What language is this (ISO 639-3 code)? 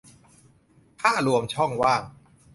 tha